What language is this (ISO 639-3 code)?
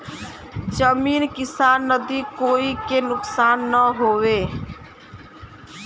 bho